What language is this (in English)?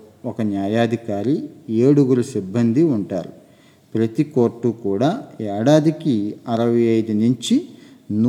Telugu